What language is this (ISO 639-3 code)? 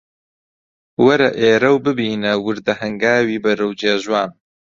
ckb